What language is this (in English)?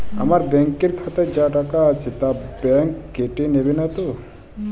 Bangla